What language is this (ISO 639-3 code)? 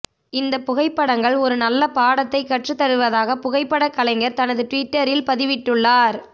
tam